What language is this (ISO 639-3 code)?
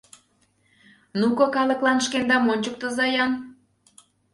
chm